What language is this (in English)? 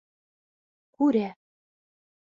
Bashkir